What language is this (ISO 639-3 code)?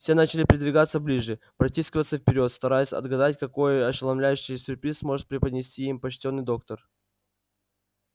rus